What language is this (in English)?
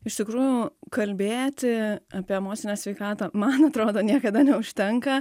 Lithuanian